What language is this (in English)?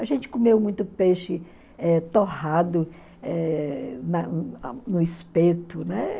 Portuguese